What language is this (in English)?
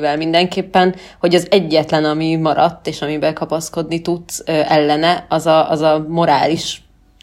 Hungarian